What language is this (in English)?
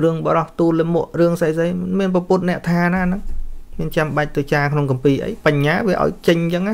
Vietnamese